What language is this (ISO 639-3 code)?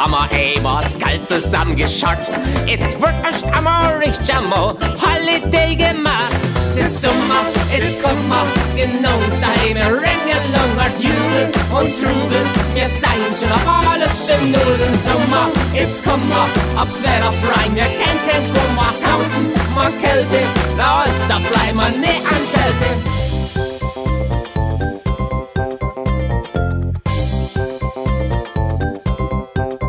kor